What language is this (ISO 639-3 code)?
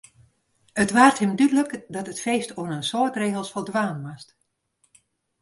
fry